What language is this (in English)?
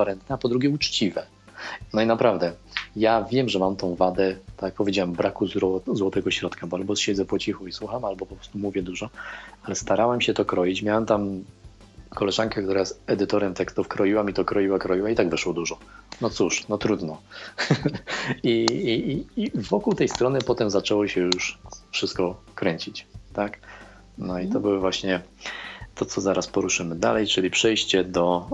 Polish